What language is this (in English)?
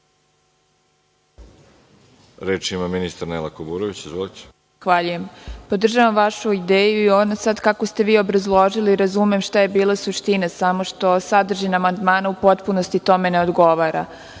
Serbian